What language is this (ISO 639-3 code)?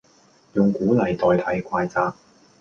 yue